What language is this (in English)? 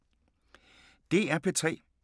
Danish